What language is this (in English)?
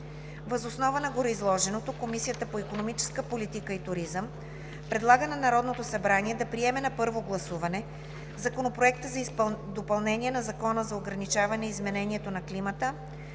Bulgarian